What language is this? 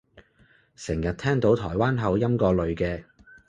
Cantonese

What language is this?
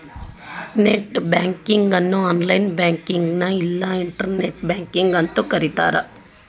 Kannada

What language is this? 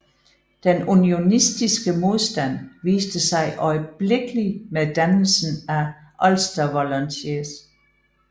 Danish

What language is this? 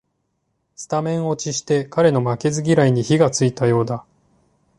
Japanese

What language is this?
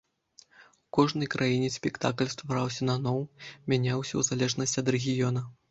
Belarusian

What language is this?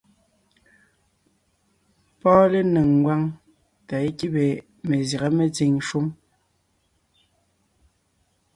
Ngiemboon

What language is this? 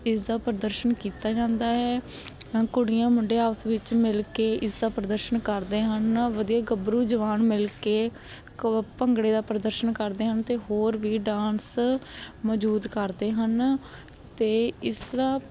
Punjabi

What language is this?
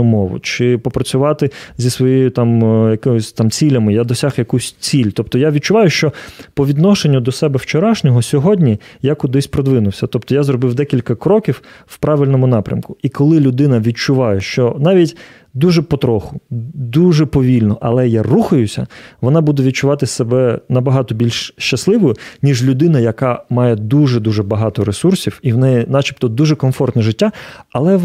Ukrainian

